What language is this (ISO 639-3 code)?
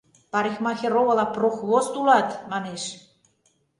chm